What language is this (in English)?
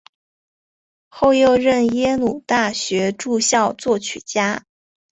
Chinese